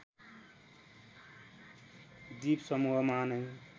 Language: Nepali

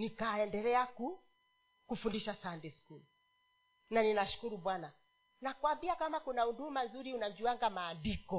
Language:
Swahili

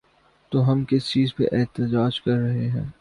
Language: Urdu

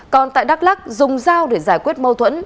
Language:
Vietnamese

